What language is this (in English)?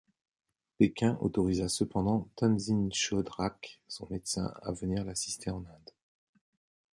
French